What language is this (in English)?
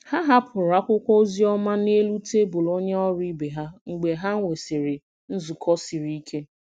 Igbo